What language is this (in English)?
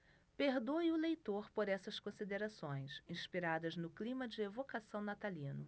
Portuguese